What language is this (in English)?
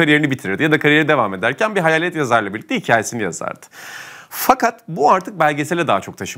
Turkish